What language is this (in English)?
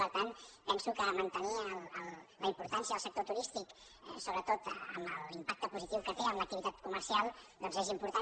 Catalan